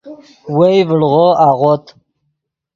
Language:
Yidgha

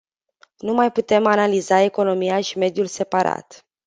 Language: Romanian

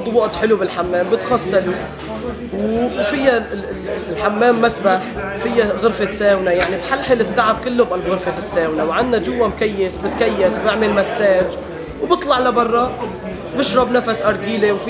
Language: Arabic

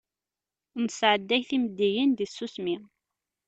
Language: Kabyle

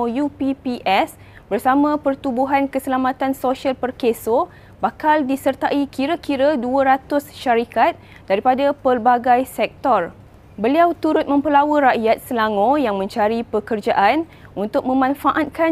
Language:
Malay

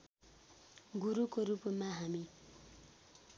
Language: Nepali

